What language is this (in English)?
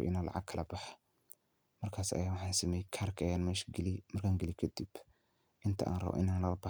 Somali